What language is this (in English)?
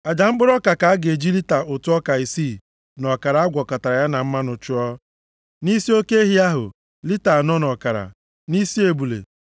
Igbo